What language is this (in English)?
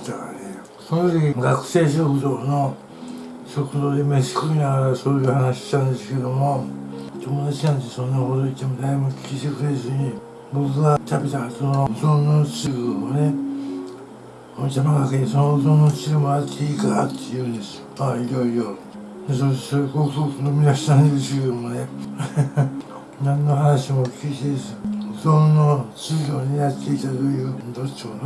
Japanese